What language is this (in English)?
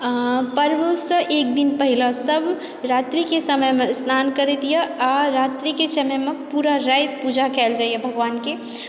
Maithili